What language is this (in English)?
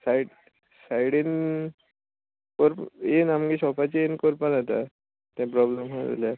Konkani